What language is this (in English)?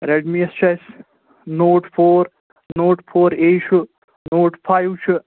Kashmiri